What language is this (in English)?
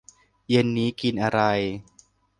Thai